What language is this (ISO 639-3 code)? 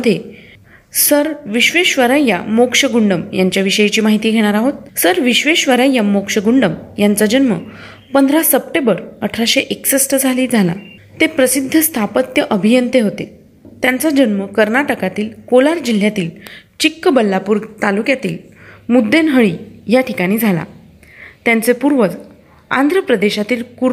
mar